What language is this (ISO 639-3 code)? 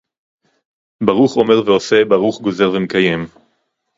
heb